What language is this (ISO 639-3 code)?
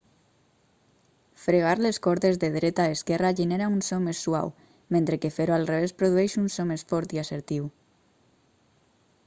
cat